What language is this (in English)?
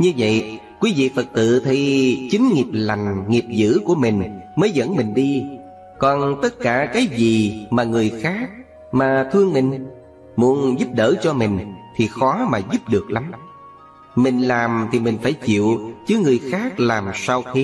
Vietnamese